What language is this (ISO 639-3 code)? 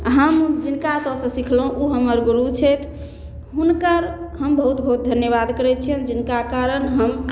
mai